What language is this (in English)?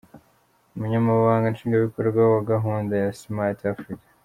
Kinyarwanda